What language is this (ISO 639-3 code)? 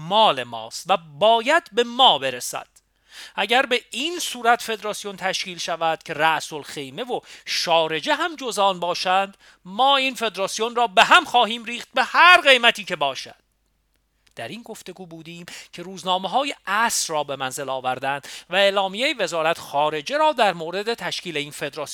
fas